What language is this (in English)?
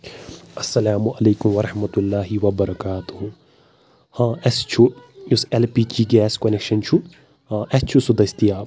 Kashmiri